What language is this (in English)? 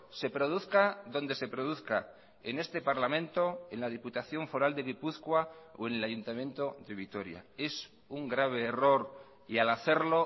Spanish